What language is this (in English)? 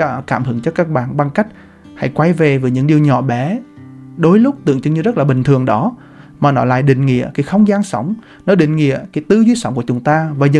Vietnamese